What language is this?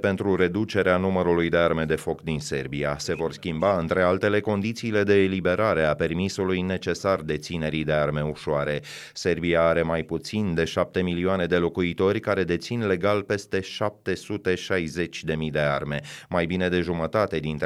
Romanian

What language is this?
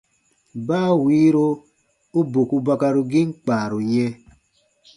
Baatonum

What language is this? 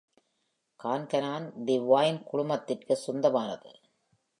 Tamil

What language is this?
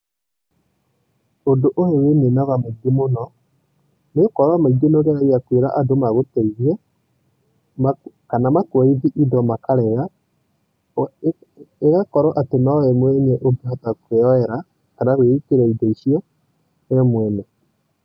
Kikuyu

